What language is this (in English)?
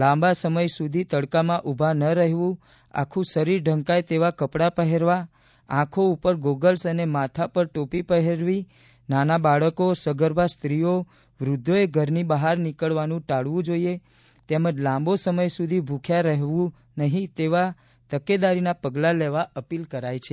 Gujarati